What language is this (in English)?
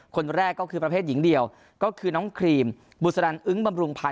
Thai